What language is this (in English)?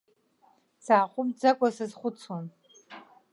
Abkhazian